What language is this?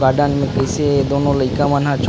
Chhattisgarhi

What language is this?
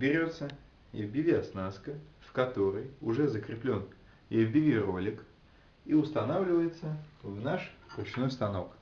Russian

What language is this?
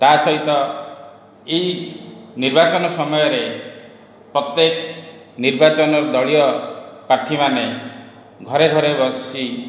Odia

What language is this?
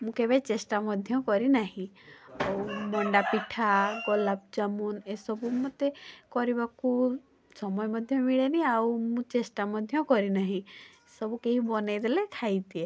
Odia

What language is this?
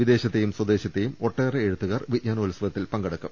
Malayalam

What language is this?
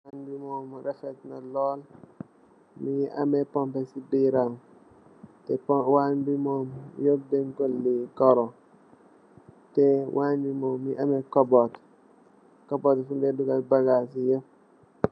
Wolof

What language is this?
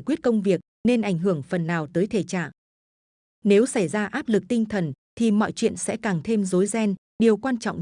Vietnamese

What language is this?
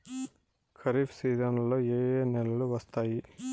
Telugu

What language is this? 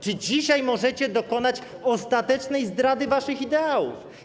Polish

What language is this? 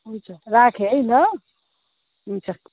Nepali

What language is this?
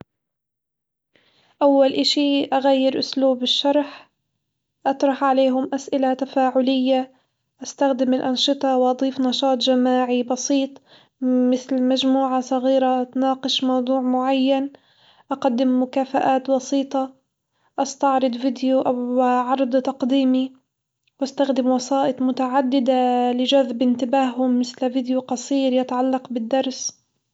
Hijazi Arabic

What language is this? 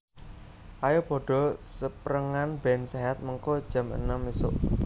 Javanese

